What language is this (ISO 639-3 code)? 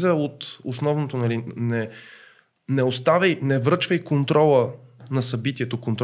bul